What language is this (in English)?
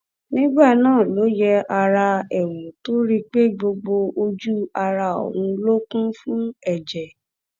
Yoruba